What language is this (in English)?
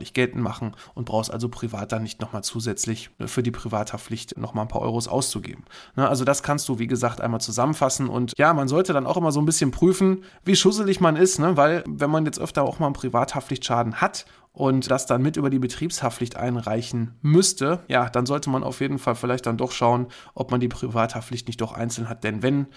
German